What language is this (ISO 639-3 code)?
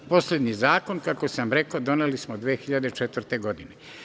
srp